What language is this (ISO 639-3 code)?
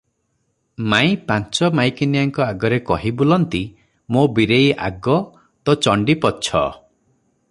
ori